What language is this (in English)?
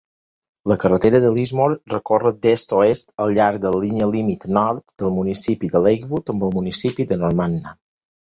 Catalan